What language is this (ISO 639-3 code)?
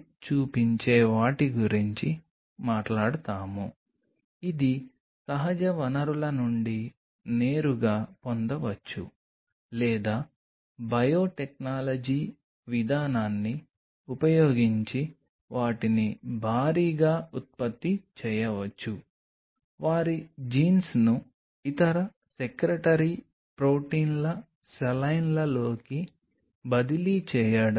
tel